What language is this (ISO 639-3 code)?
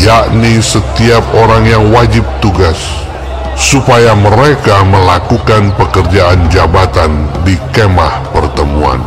ind